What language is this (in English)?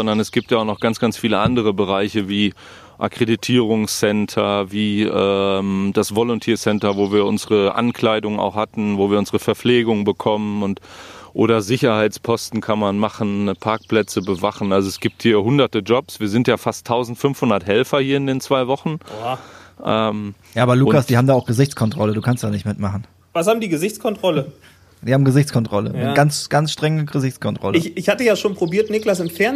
German